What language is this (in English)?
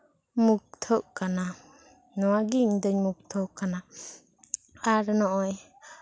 Santali